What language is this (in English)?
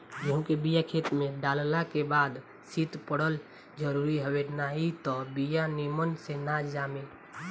Bhojpuri